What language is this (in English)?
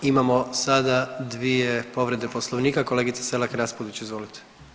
Croatian